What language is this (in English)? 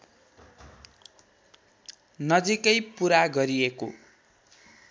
Nepali